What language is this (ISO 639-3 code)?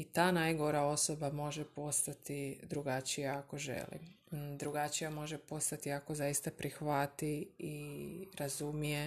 hrv